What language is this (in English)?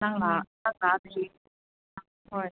Manipuri